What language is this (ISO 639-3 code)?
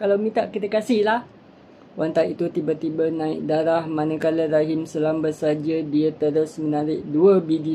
msa